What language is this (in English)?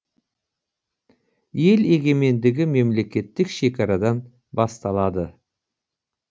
Kazakh